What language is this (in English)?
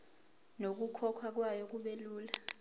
Zulu